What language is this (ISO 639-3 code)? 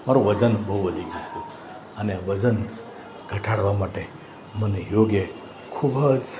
guj